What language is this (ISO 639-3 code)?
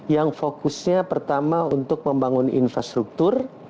ind